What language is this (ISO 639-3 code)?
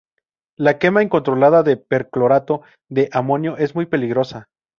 spa